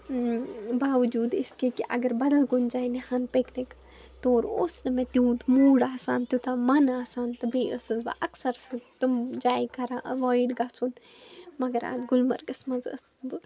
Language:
Kashmiri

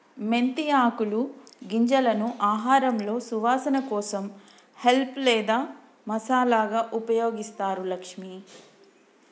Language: Telugu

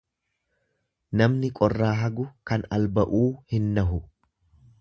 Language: Oromo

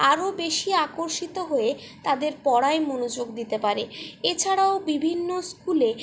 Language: Bangla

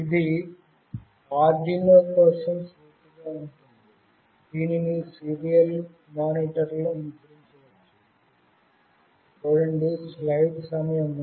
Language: Telugu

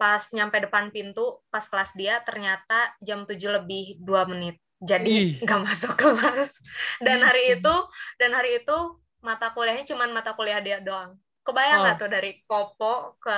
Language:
Indonesian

